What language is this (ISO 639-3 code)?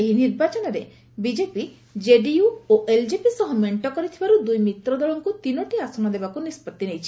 ori